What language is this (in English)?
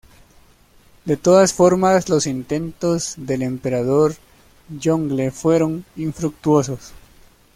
Spanish